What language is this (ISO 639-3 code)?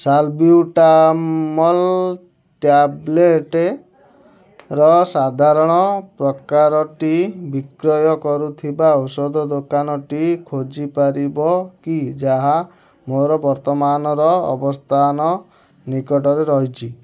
ori